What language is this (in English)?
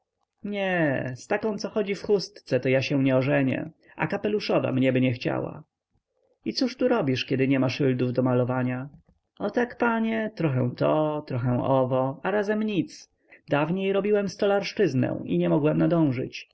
Polish